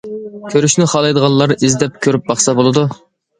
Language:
Uyghur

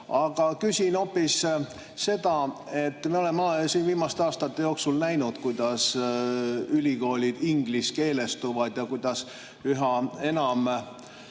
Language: Estonian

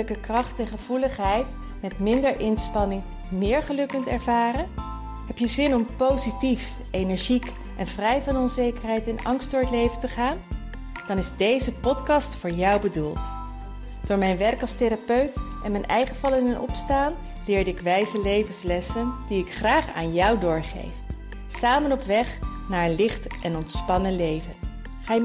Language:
Dutch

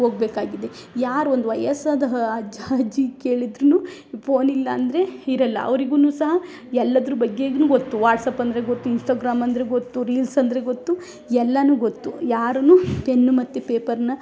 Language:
Kannada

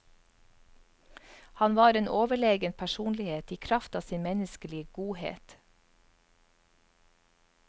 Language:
Norwegian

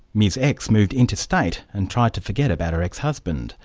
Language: English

